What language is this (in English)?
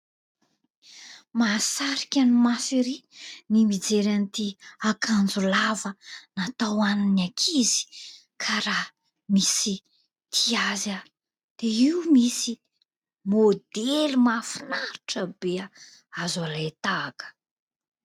Malagasy